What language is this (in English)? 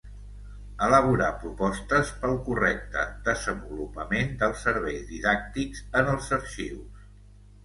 Catalan